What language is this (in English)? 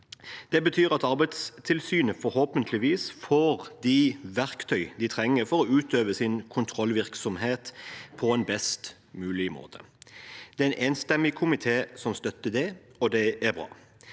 Norwegian